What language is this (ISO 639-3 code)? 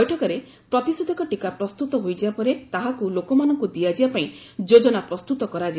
ori